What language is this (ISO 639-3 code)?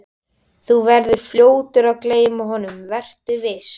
isl